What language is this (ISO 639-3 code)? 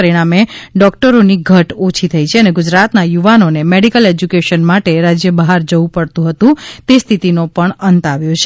guj